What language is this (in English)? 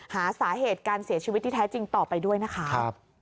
Thai